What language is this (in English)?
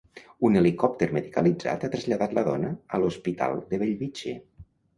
Catalan